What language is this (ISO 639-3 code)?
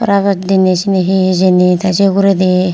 ccp